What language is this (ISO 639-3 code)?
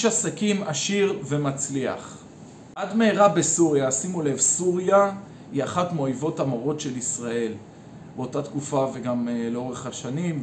heb